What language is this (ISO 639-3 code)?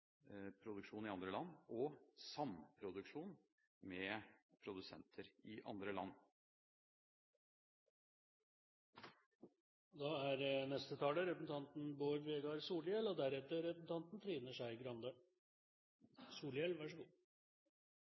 nor